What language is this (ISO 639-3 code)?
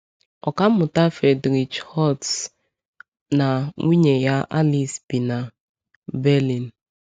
ibo